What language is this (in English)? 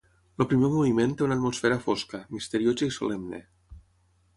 Catalan